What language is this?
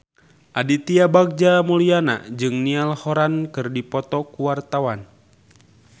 Sundanese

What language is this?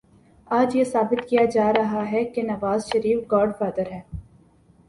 Urdu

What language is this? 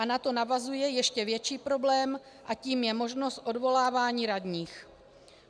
Czech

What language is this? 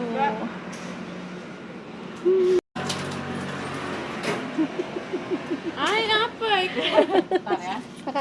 Indonesian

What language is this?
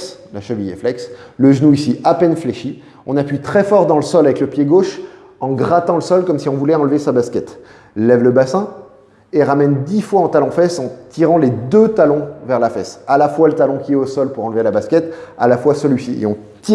French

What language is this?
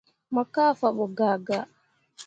Mundang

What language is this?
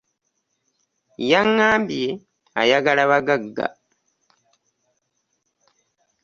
Ganda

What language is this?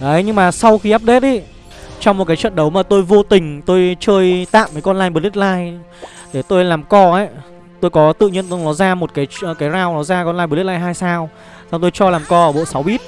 Vietnamese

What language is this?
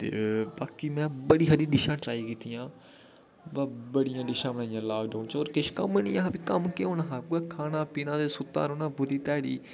Dogri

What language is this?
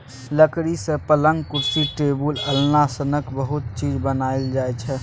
Maithili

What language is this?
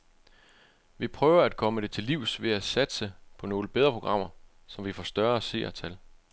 Danish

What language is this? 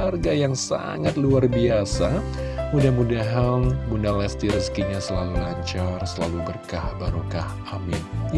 Indonesian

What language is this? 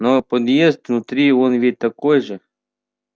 Russian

